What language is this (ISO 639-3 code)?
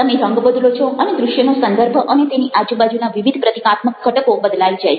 guj